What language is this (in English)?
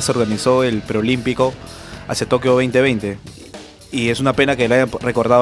Spanish